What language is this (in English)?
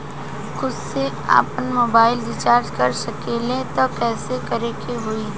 Bhojpuri